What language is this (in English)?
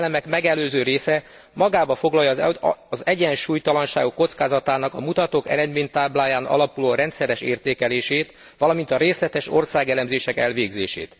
Hungarian